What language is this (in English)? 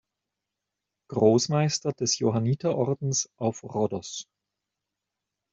German